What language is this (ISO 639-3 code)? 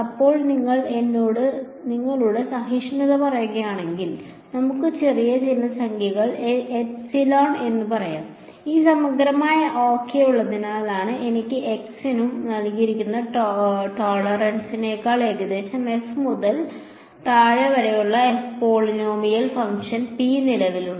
mal